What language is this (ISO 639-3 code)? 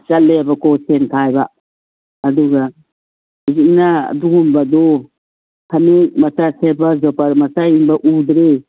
mni